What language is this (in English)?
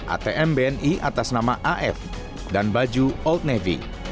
Indonesian